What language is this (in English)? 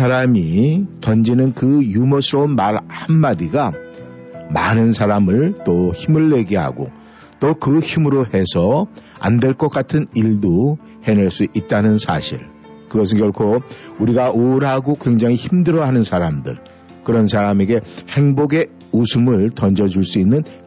Korean